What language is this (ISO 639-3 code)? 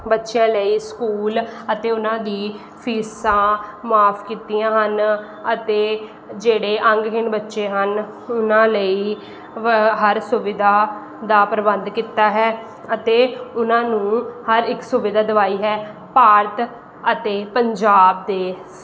pan